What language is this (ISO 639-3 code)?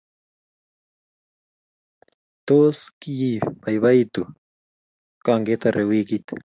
kln